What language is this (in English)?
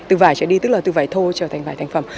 Vietnamese